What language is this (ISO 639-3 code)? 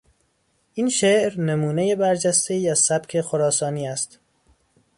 fas